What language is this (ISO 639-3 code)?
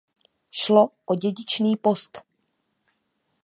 ces